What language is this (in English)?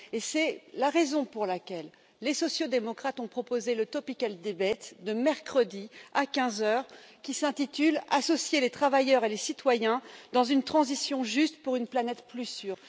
French